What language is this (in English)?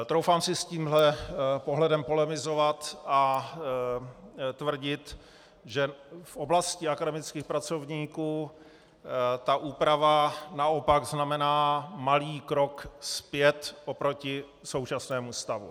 Czech